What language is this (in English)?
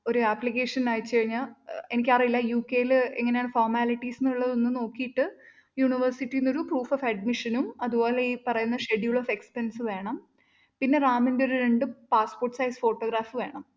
Malayalam